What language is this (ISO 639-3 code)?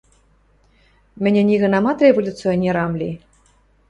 mrj